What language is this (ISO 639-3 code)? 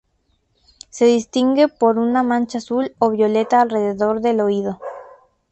spa